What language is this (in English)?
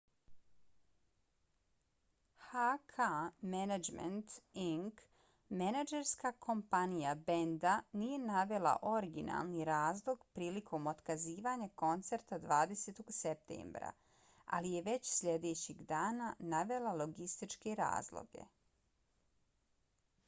Bosnian